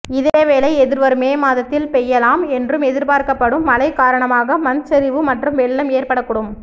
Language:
Tamil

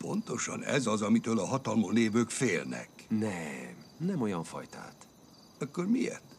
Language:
Hungarian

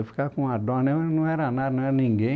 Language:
Portuguese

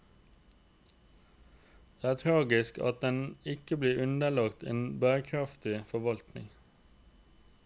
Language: Norwegian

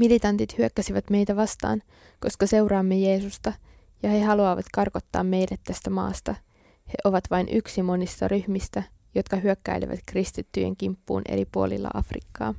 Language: Finnish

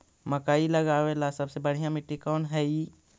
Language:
Magahi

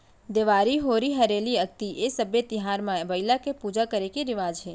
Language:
Chhattisgarhi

